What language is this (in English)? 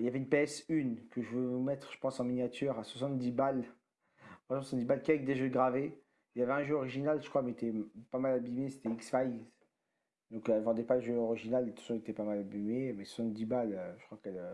French